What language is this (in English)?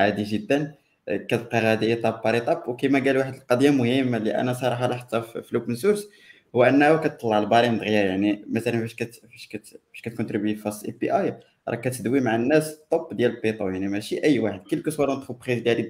Arabic